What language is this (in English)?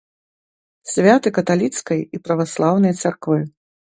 Belarusian